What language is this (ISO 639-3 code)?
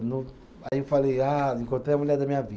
por